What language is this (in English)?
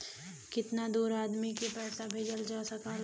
Bhojpuri